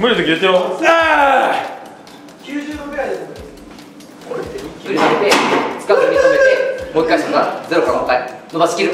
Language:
Japanese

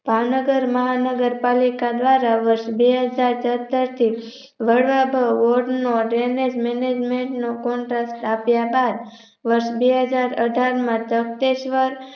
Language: Gujarati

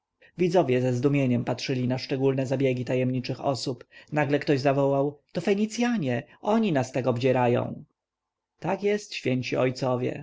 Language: Polish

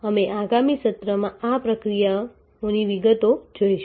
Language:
Gujarati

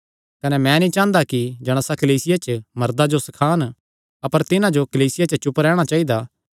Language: Kangri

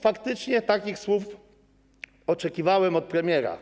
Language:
Polish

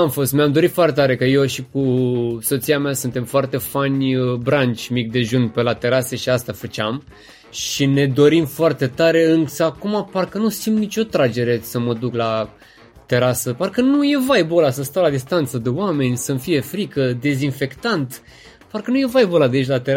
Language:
Romanian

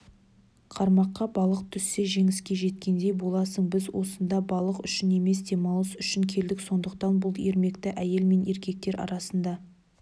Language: Kazakh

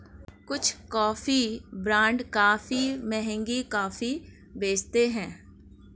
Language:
Hindi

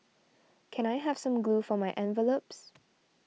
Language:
English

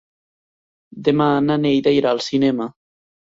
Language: Catalan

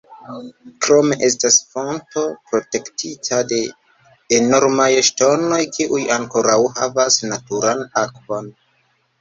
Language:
Esperanto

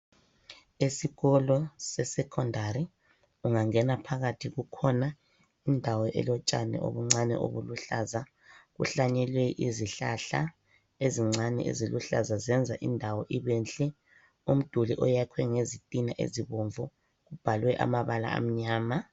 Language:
North Ndebele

